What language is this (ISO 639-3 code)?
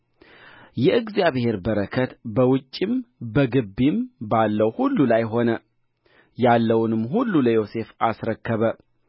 amh